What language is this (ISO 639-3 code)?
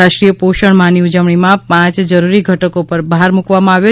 guj